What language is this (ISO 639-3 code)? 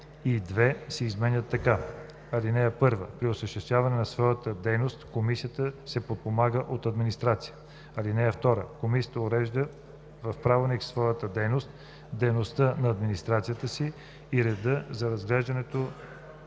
bul